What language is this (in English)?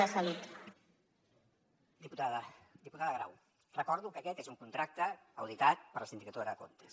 Catalan